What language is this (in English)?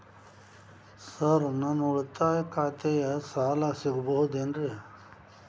Kannada